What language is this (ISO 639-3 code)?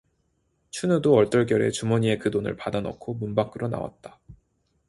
kor